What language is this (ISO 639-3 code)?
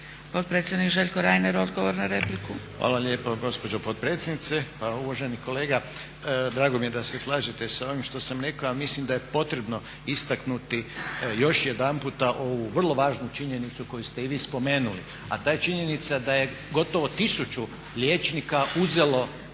hrv